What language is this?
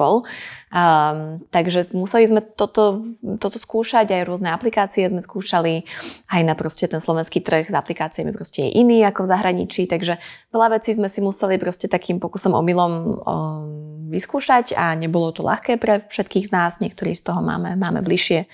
Slovak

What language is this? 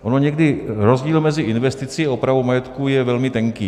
Czech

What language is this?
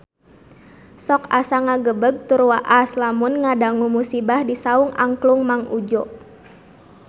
Sundanese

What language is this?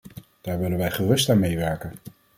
Dutch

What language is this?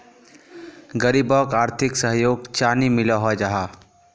Magahi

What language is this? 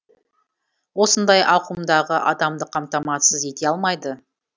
Kazakh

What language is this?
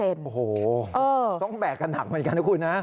Thai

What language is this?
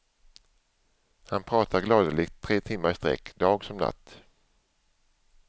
Swedish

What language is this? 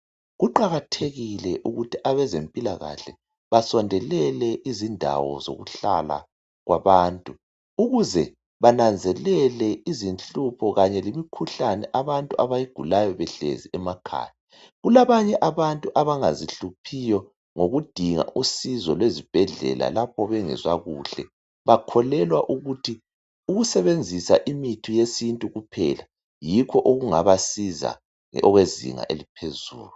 North Ndebele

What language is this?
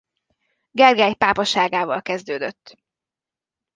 Hungarian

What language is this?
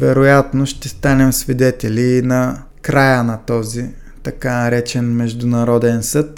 Bulgarian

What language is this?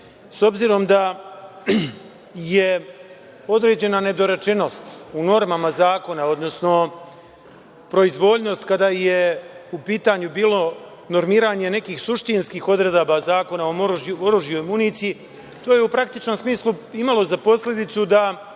Serbian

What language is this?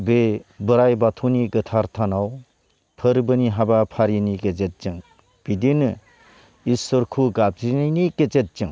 Bodo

